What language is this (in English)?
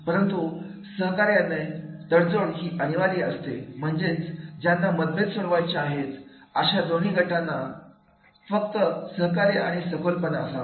Marathi